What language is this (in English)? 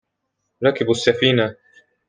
Arabic